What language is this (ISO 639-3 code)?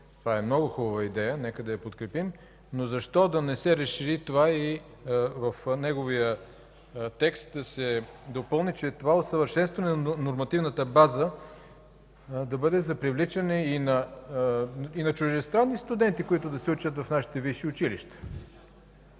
bul